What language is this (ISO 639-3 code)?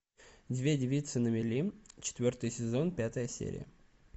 rus